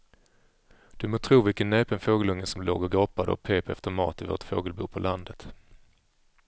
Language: Swedish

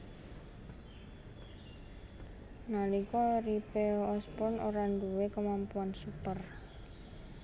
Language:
Javanese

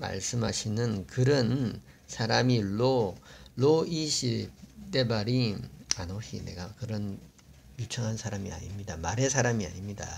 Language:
Korean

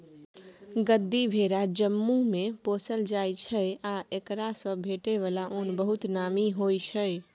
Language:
Maithili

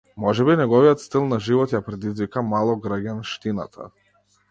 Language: Macedonian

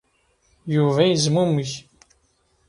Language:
Kabyle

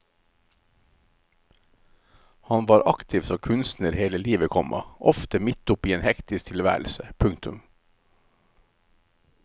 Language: Norwegian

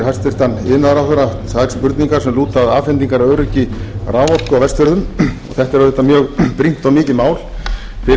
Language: Icelandic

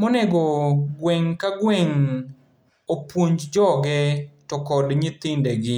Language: Luo (Kenya and Tanzania)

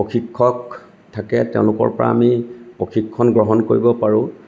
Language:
Assamese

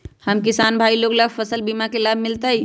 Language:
Magahi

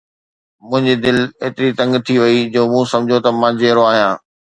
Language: Sindhi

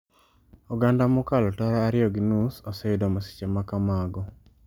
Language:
Luo (Kenya and Tanzania)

